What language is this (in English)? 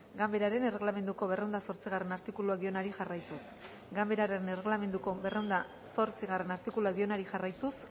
Basque